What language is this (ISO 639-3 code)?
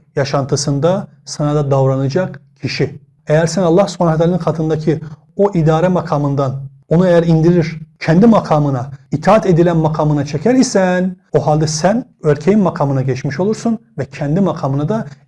tur